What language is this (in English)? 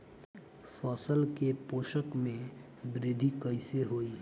Bhojpuri